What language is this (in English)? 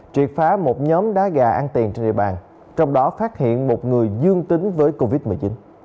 Vietnamese